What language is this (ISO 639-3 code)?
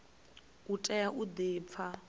ven